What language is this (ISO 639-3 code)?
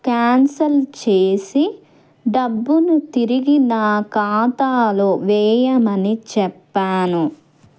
tel